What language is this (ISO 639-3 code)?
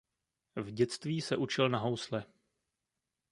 ces